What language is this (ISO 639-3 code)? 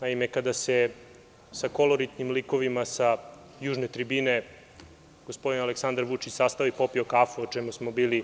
srp